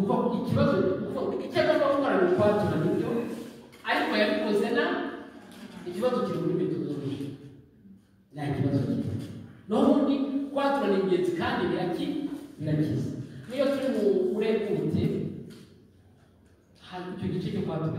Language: Turkish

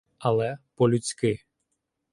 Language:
Ukrainian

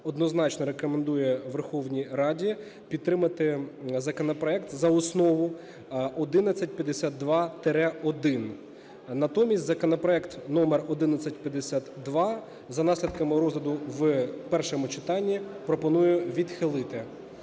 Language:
Ukrainian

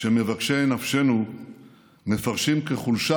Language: Hebrew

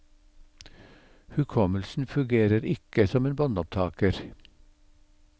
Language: Norwegian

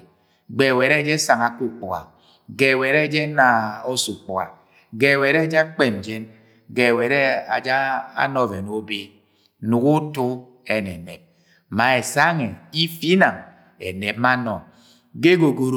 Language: Agwagwune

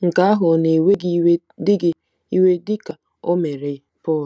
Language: Igbo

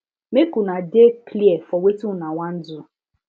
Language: Nigerian Pidgin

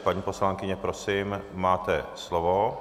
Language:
Czech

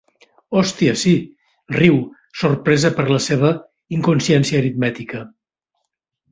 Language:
Catalan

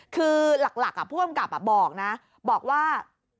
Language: Thai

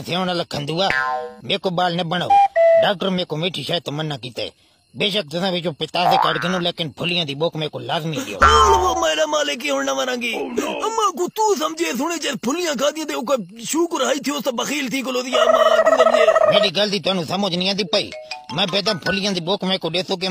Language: Romanian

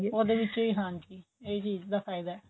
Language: Punjabi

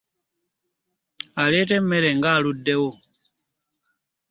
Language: Ganda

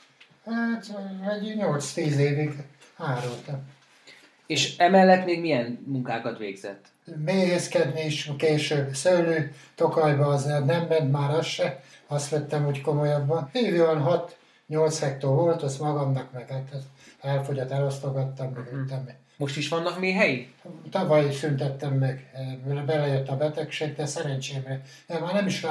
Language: Hungarian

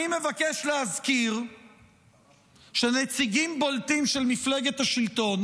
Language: Hebrew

